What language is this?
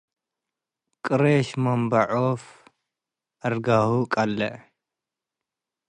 Tigre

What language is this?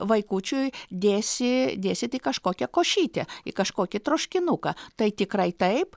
Lithuanian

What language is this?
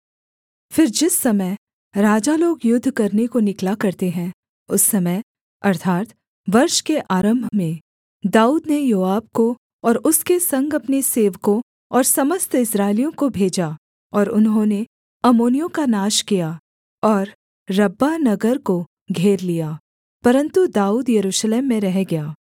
Hindi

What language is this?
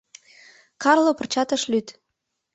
Mari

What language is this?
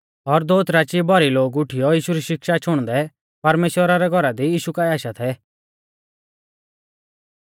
Mahasu Pahari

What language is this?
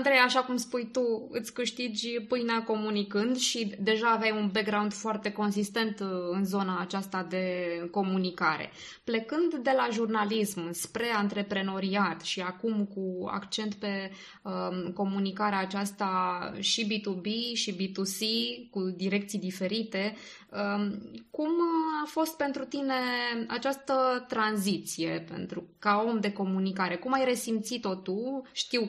Romanian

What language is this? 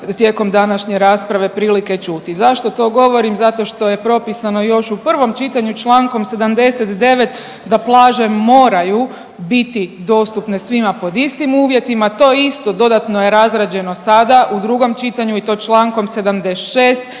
Croatian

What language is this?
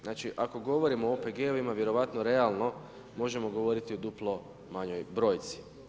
Croatian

